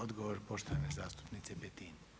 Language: Croatian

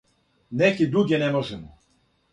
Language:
Serbian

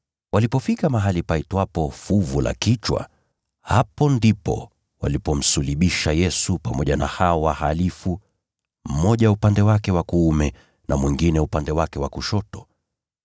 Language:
Swahili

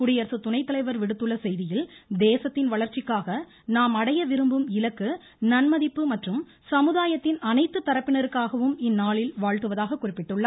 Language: Tamil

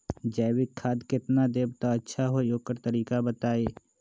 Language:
Magahi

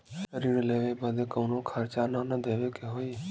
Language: Bhojpuri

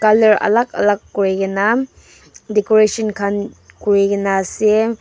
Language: Naga Pidgin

